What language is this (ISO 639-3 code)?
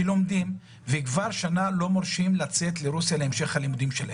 heb